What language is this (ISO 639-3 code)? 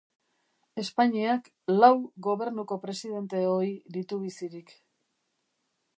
eus